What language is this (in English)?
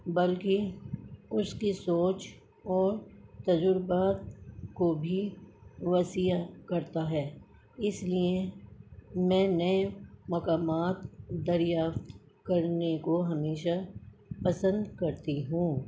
Urdu